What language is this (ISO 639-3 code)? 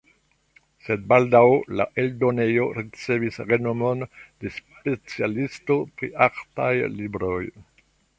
epo